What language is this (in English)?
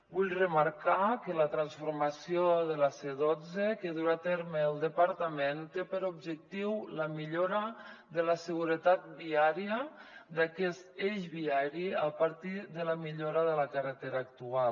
Catalan